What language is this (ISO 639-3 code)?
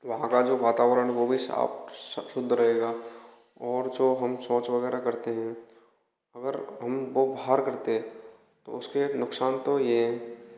hin